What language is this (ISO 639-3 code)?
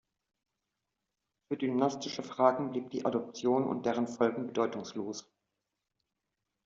deu